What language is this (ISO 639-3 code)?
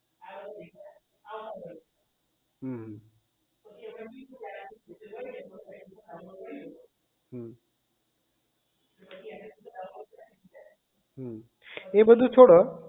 guj